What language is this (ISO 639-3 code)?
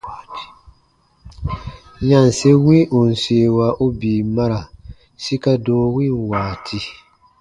bba